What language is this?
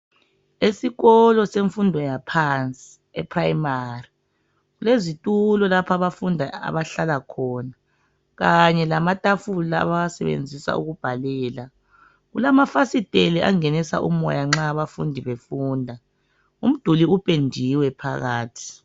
North Ndebele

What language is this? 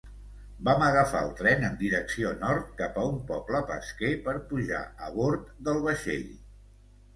Catalan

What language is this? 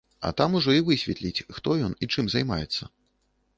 Belarusian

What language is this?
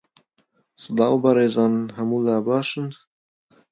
Central Kurdish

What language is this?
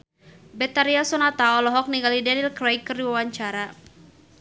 Sundanese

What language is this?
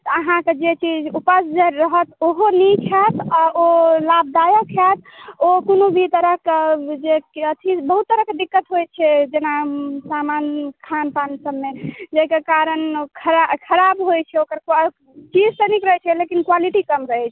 Maithili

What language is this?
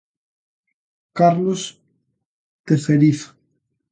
Galician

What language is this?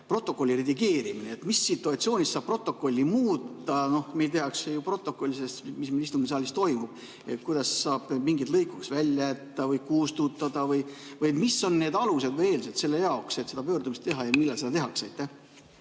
Estonian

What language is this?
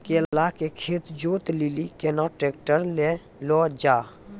Maithili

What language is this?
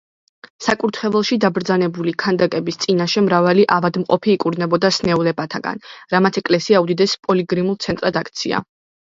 Georgian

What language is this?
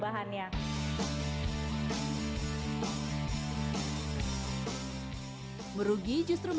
Indonesian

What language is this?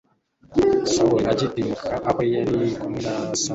Kinyarwanda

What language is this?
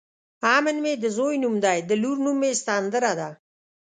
Pashto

